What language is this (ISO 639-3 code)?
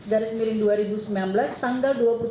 ind